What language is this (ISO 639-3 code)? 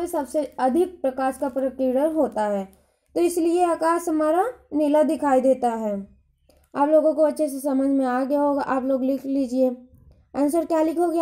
hin